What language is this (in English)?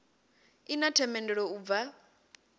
Venda